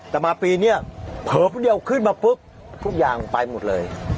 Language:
Thai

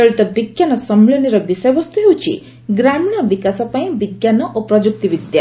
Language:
Odia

